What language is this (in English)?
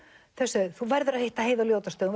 Icelandic